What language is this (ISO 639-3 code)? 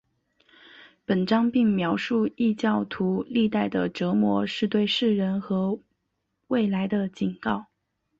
zho